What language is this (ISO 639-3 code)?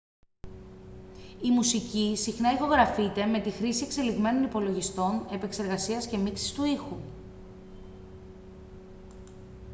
ell